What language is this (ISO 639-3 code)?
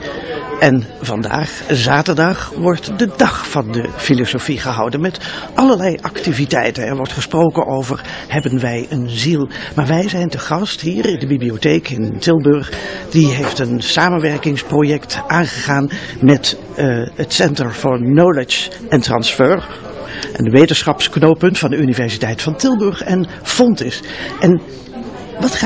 nld